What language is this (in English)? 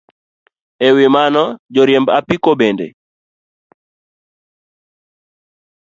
Luo (Kenya and Tanzania)